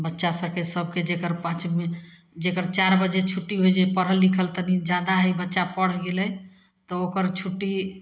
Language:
Maithili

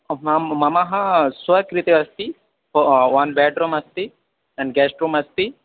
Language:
Sanskrit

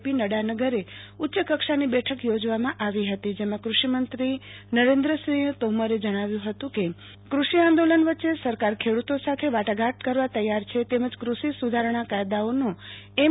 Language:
Gujarati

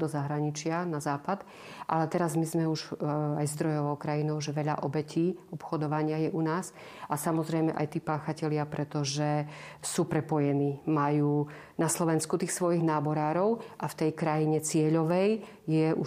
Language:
Slovak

